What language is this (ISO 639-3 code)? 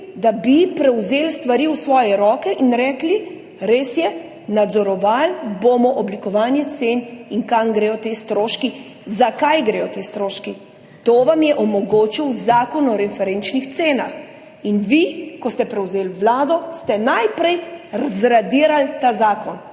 slv